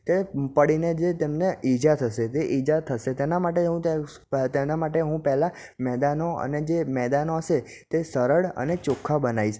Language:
Gujarati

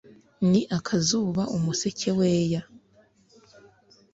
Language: Kinyarwanda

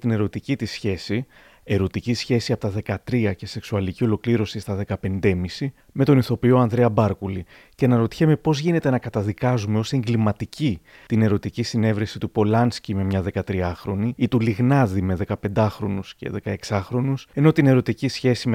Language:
Greek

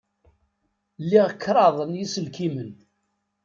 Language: Kabyle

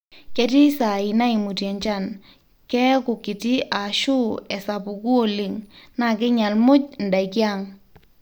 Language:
Masai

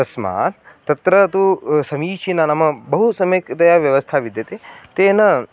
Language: Sanskrit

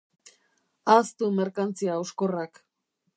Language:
Basque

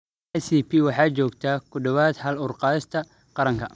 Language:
Somali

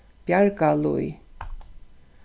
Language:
Faroese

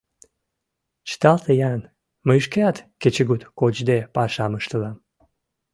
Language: Mari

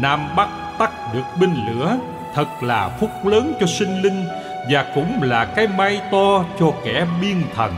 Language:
Vietnamese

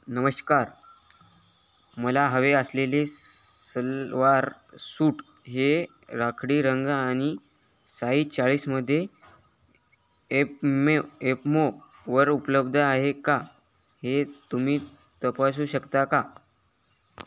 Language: Marathi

